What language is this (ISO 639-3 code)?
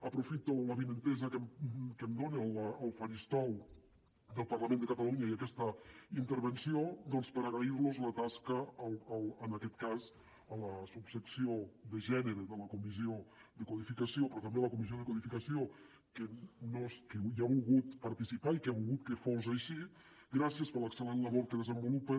cat